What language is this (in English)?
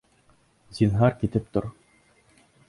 Bashkir